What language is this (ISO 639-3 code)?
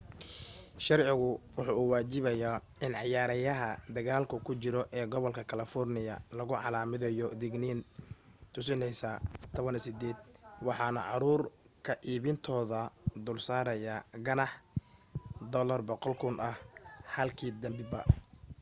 som